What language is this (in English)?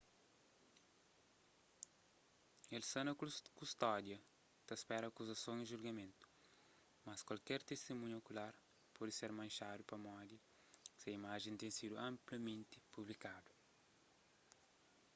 Kabuverdianu